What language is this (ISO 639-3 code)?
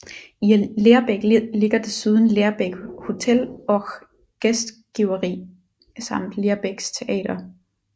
dan